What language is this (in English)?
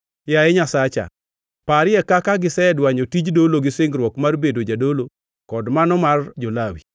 Luo (Kenya and Tanzania)